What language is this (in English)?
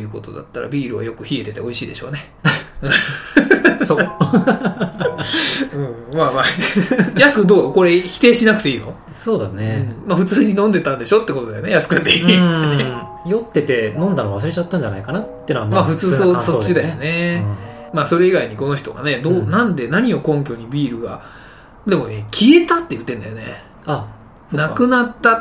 Japanese